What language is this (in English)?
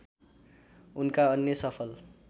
Nepali